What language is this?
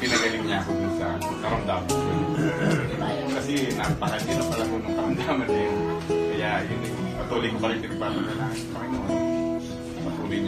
Filipino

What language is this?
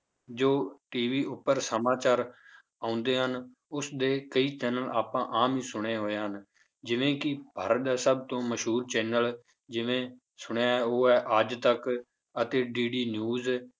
Punjabi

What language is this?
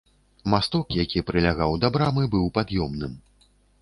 Belarusian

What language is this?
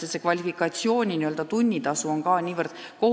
Estonian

